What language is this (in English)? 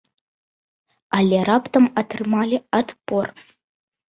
Belarusian